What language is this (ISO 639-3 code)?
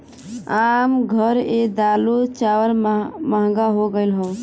bho